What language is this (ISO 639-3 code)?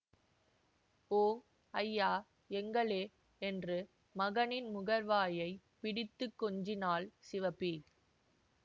tam